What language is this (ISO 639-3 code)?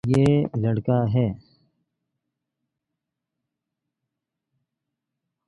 urd